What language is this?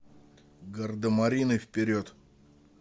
Russian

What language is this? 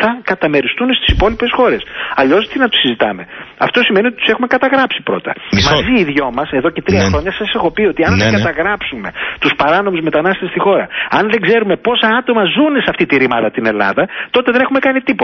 Greek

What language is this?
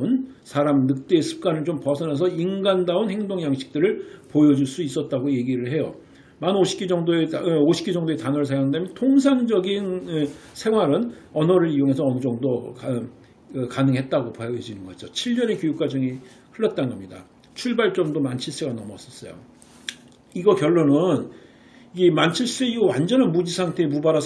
Korean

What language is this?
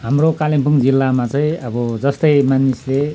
Nepali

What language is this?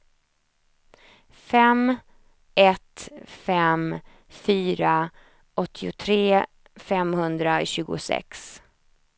Swedish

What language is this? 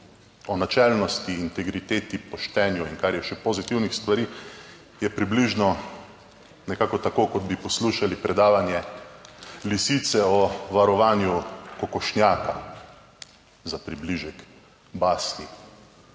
Slovenian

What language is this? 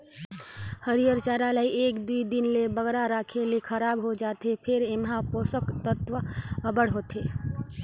Chhattisgarhi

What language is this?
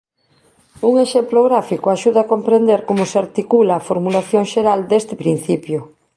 Galician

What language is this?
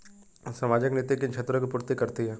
Hindi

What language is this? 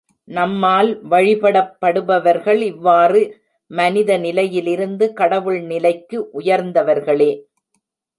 Tamil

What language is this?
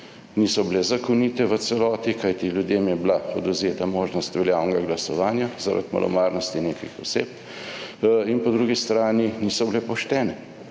Slovenian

